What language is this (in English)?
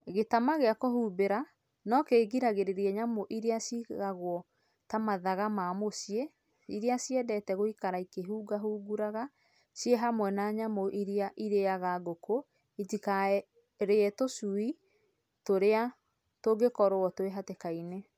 Kikuyu